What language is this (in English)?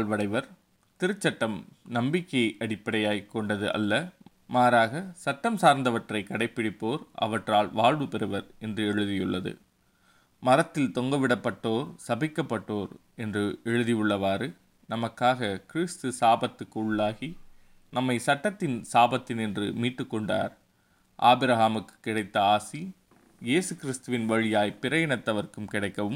Tamil